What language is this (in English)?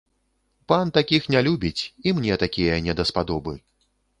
Belarusian